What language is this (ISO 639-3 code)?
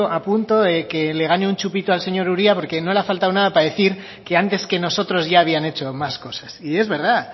spa